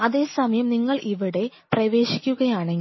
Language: Malayalam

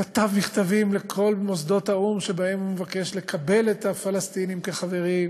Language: Hebrew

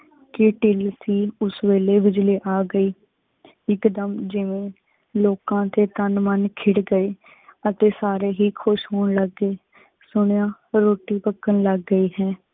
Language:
Punjabi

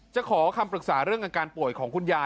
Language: Thai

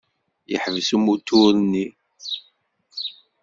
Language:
Kabyle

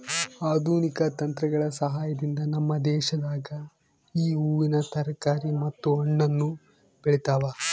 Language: Kannada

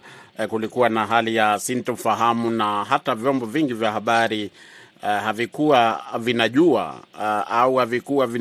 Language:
Swahili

